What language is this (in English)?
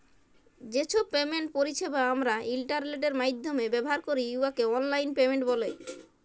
Bangla